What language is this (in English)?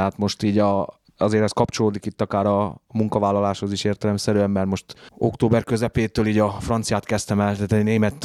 Hungarian